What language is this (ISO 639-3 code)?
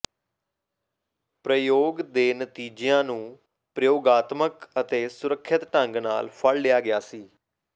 pan